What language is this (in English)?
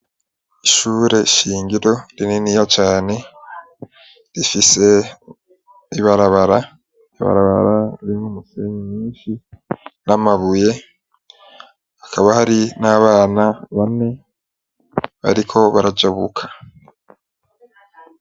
Rundi